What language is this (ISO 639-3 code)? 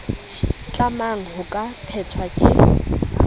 sot